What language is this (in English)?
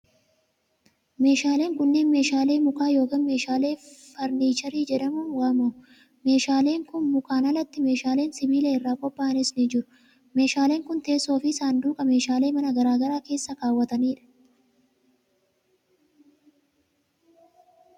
Oromo